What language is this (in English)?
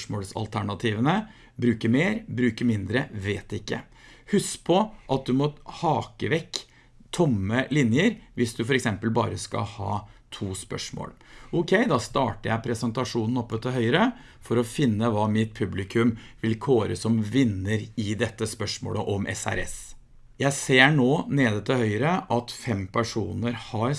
Norwegian